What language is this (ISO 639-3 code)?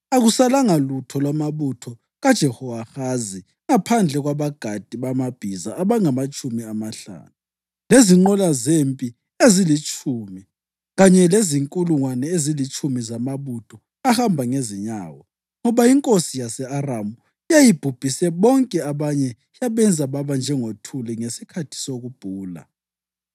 nde